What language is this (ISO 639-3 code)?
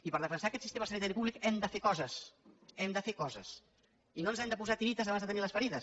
cat